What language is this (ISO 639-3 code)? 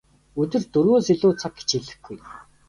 mon